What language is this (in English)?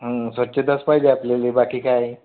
Marathi